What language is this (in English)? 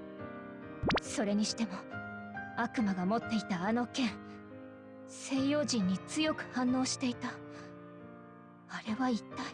Japanese